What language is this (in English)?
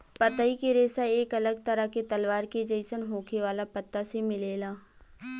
Bhojpuri